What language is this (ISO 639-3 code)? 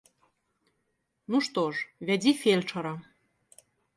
bel